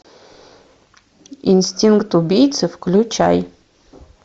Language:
Russian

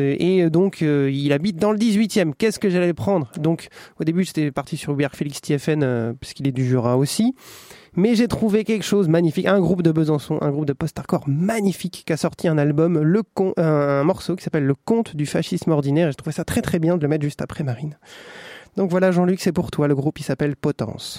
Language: French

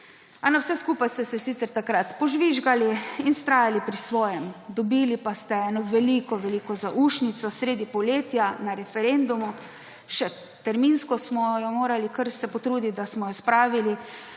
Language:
Slovenian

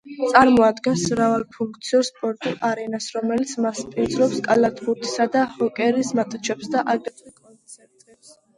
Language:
Georgian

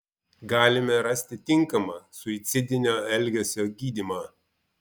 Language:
Lithuanian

